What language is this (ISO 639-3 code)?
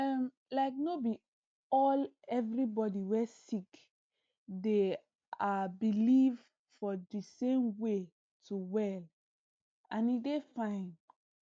pcm